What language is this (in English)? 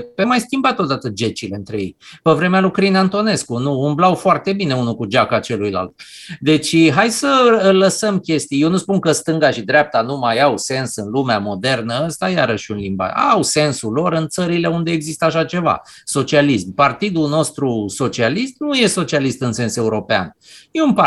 Romanian